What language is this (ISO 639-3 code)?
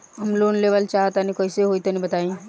bho